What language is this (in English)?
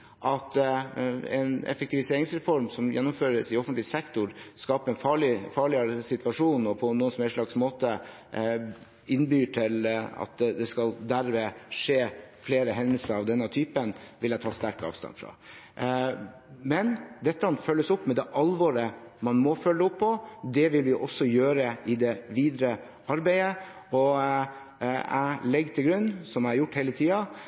Norwegian Bokmål